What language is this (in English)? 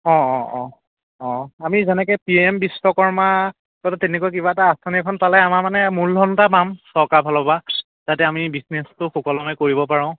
Assamese